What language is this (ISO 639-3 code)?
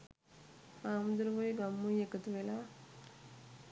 sin